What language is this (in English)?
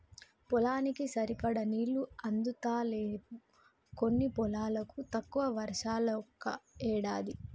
Telugu